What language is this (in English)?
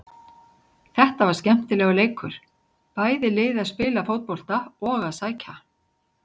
Icelandic